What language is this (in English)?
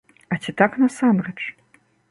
Belarusian